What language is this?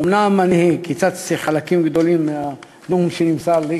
Hebrew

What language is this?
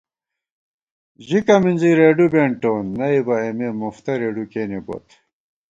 Gawar-Bati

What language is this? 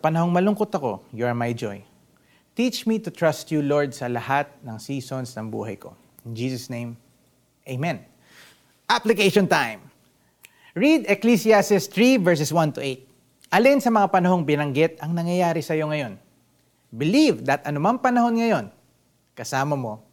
Filipino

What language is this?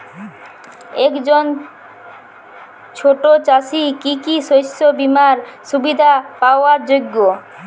Bangla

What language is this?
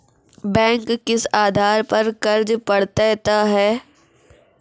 Maithili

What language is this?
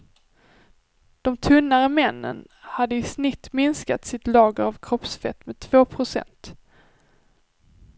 Swedish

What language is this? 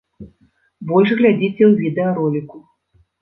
Belarusian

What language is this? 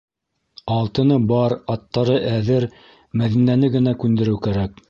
Bashkir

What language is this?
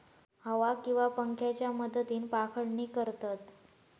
Marathi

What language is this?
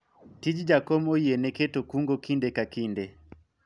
Luo (Kenya and Tanzania)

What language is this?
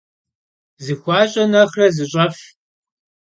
Kabardian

